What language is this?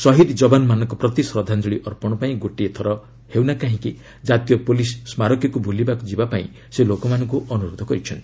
Odia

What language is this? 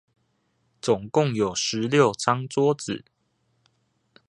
Chinese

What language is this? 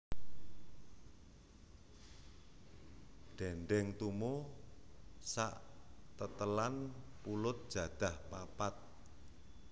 Javanese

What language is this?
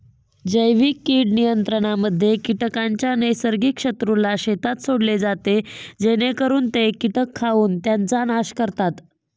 Marathi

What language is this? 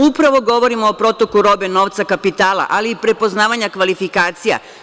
Serbian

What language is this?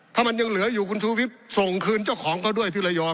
Thai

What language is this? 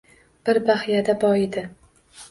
Uzbek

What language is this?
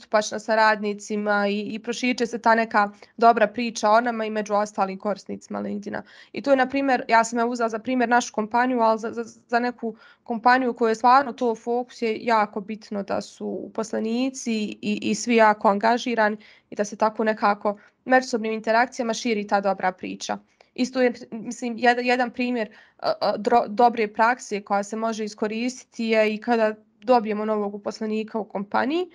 Croatian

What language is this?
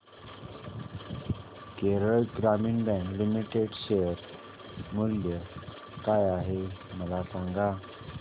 Marathi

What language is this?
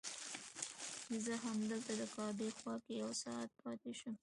Pashto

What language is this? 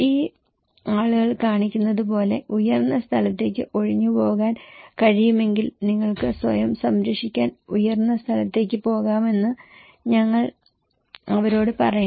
Malayalam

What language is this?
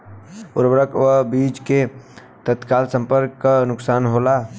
Bhojpuri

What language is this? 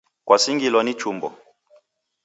Taita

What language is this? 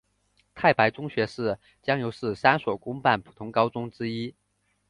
Chinese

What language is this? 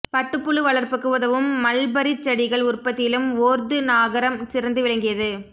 Tamil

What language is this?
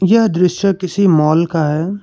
Hindi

